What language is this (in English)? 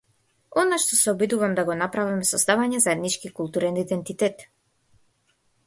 Macedonian